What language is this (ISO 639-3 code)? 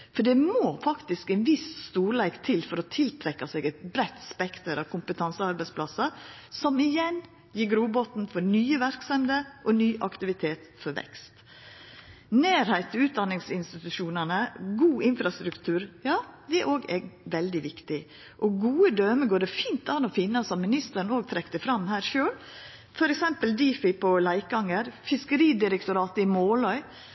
nno